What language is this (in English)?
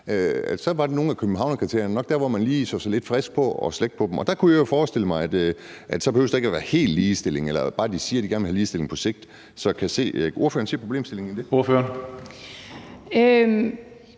Danish